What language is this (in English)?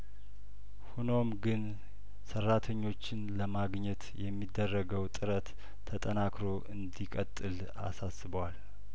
Amharic